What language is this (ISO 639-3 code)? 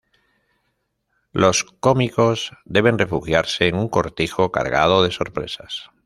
spa